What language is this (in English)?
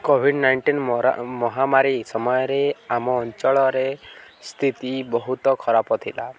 Odia